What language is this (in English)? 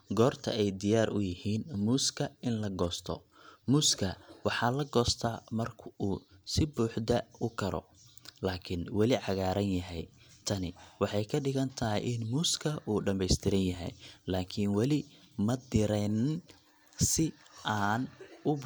Somali